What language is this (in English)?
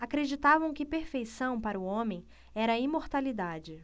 Portuguese